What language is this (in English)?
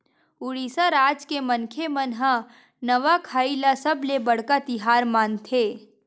Chhattisgarhi